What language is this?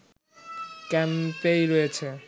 Bangla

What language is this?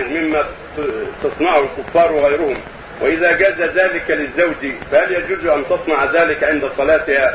Arabic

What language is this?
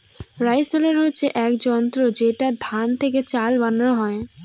Bangla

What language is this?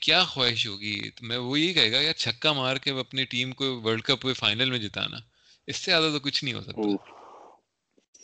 Urdu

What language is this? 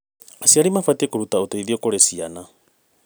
Kikuyu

